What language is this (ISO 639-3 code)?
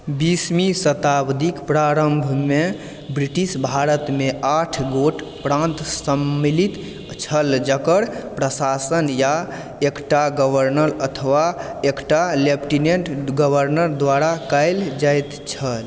mai